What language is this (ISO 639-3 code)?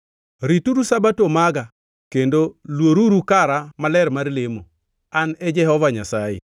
luo